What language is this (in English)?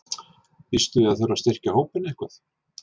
Icelandic